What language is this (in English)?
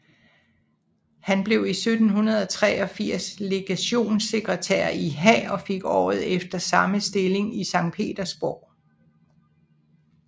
Danish